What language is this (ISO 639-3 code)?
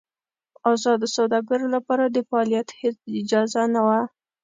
pus